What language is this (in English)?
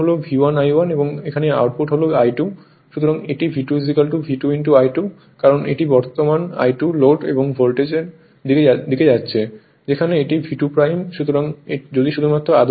Bangla